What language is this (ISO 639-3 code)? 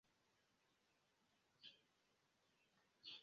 epo